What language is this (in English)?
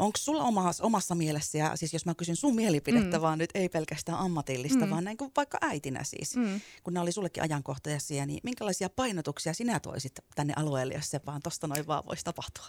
Finnish